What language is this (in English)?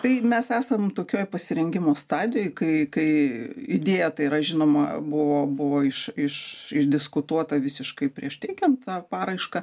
Lithuanian